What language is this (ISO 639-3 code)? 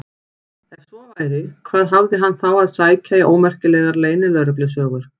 isl